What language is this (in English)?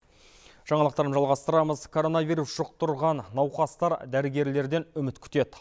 Kazakh